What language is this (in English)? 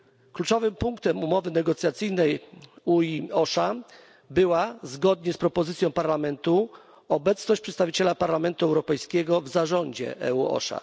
Polish